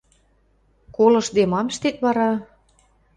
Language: Western Mari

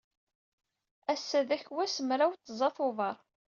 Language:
Kabyle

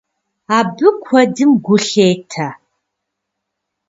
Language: Kabardian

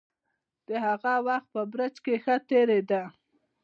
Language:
Pashto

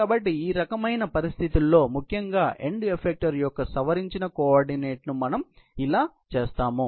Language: Telugu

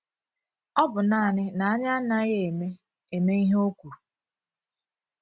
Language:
Igbo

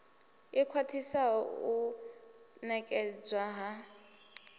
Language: Venda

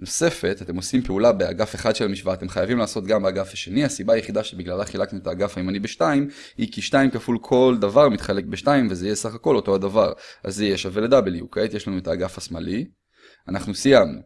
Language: Hebrew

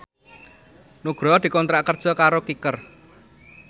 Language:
Javanese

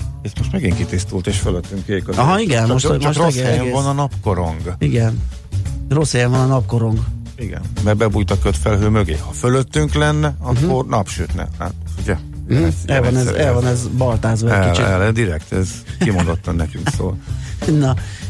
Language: Hungarian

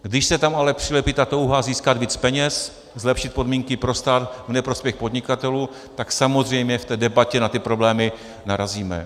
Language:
Czech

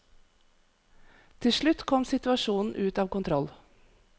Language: Norwegian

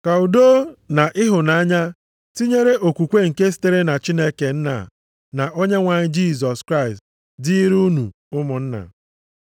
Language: Igbo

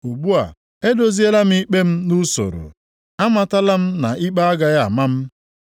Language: Igbo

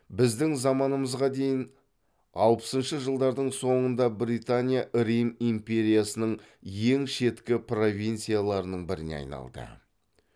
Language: Kazakh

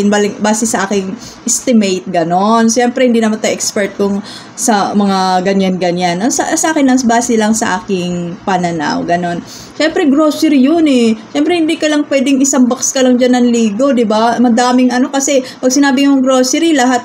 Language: Filipino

